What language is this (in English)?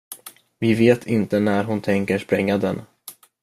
Swedish